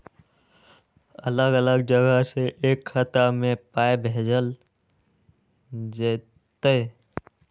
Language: Maithili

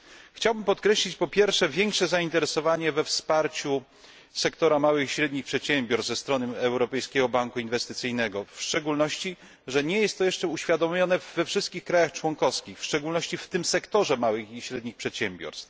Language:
Polish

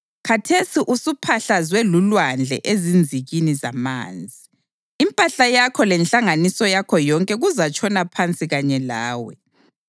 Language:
North Ndebele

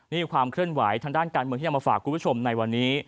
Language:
Thai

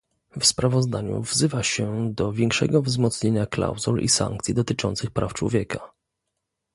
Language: Polish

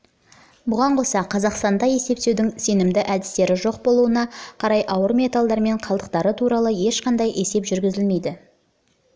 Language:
Kazakh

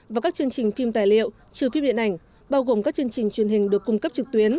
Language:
Vietnamese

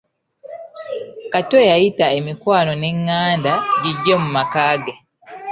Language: Ganda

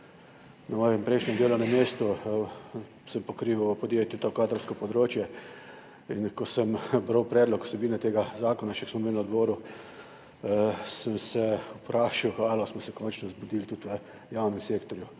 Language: Slovenian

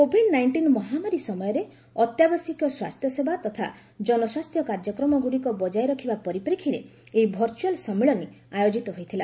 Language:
Odia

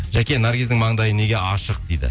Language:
Kazakh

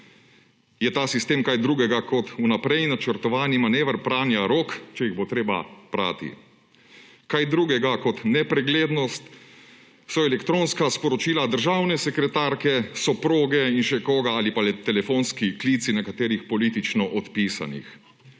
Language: Slovenian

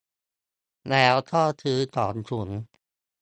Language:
Thai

